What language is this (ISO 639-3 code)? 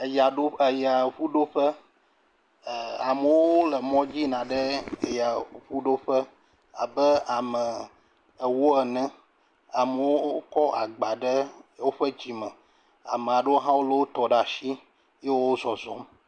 ewe